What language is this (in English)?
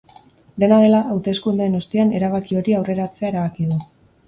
Basque